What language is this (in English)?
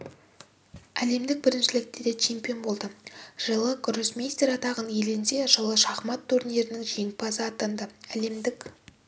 Kazakh